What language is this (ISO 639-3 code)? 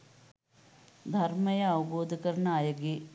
sin